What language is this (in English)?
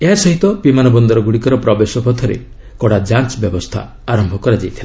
Odia